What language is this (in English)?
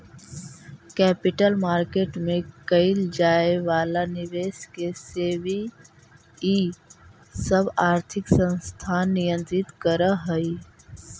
Magahi